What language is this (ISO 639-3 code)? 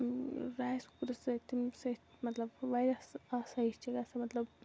kas